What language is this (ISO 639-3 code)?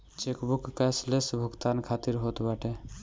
bho